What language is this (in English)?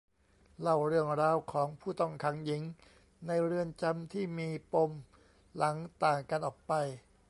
Thai